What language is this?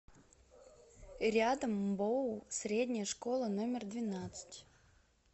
Russian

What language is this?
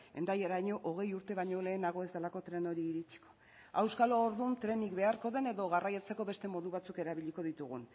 Basque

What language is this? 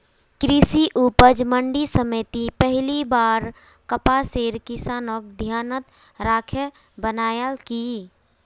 Magahi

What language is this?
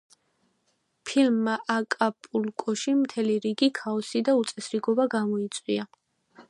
Georgian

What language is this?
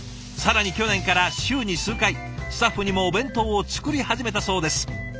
Japanese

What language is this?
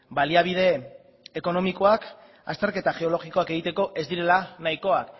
Basque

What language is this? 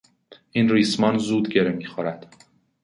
Persian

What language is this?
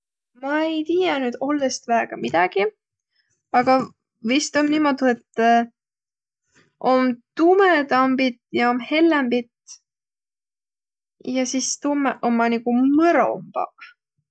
Võro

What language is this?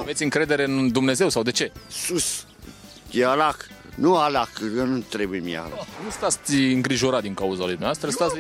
Romanian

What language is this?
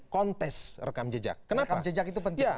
Indonesian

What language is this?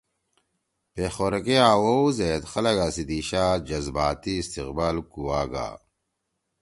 Torwali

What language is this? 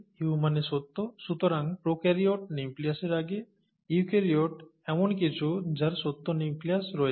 Bangla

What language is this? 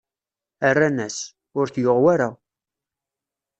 Kabyle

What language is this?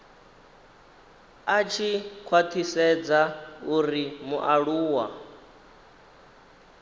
Venda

